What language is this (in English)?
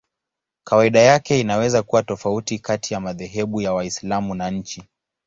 Swahili